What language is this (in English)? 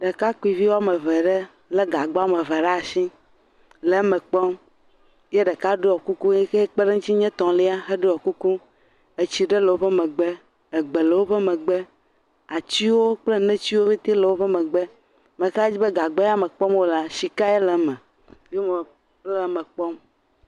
Ewe